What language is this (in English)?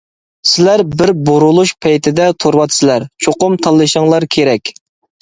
Uyghur